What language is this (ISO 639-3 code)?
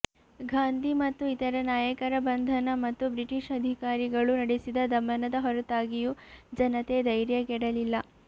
kan